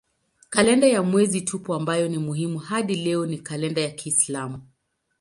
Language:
Swahili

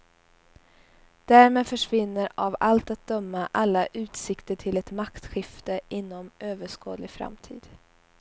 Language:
Swedish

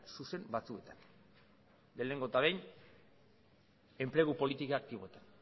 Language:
Basque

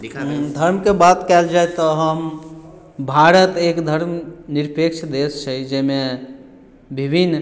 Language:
Maithili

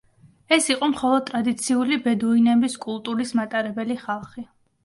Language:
Georgian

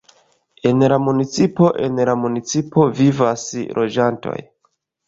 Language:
Esperanto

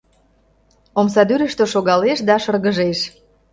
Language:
Mari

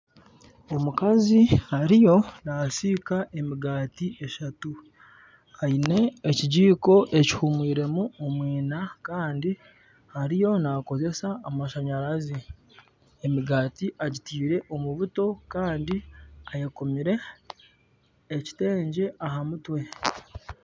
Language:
Nyankole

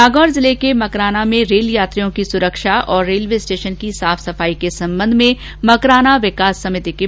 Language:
Hindi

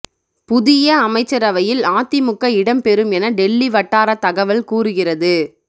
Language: Tamil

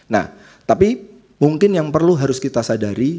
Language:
Indonesian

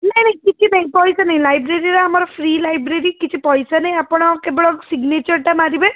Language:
Odia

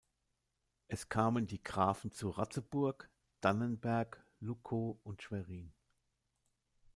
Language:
German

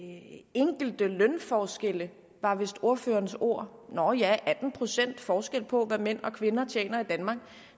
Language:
Danish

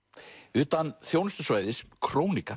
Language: Icelandic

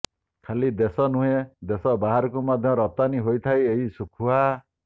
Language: Odia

